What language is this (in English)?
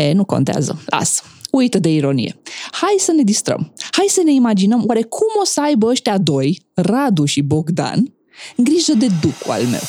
Romanian